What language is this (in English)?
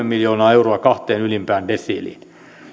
Finnish